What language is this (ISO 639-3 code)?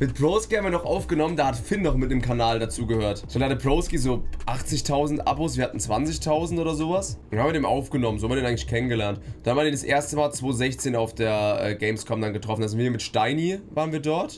deu